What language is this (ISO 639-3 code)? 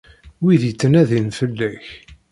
kab